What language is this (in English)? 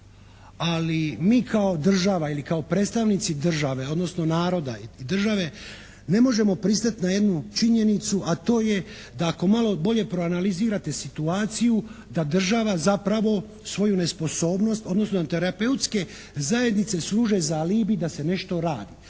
Croatian